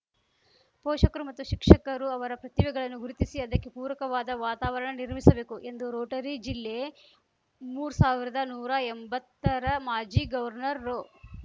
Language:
Kannada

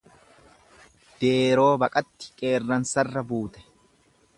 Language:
Oromo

